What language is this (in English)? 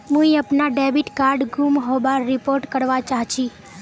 Magahi